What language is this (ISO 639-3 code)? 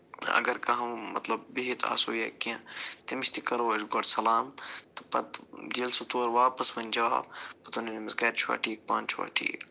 kas